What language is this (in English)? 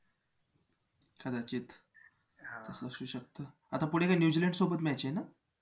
Marathi